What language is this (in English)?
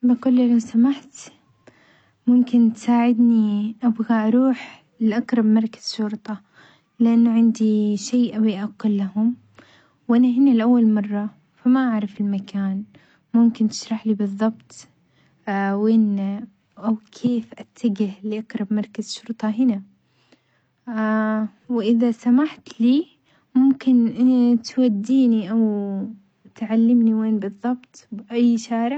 Omani Arabic